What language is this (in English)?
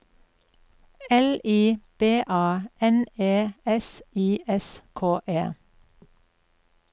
Norwegian